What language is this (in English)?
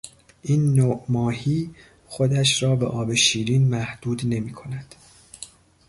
Persian